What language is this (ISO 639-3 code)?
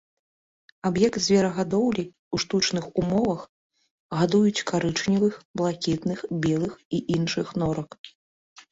bel